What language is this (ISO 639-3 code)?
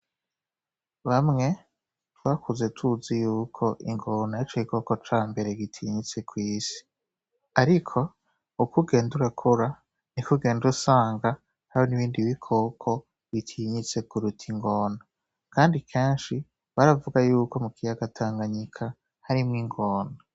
run